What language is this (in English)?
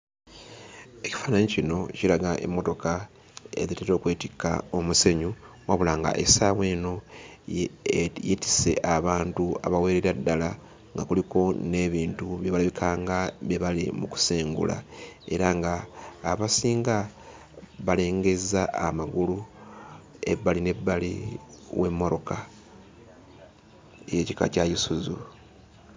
Ganda